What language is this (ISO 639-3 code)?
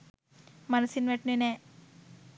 sin